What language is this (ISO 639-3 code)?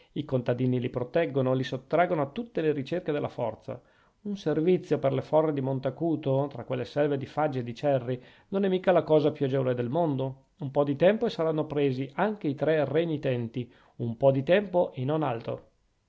ita